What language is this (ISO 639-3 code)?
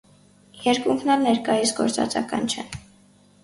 hye